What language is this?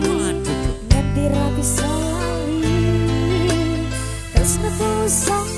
Indonesian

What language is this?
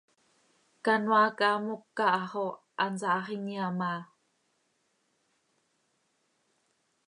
Seri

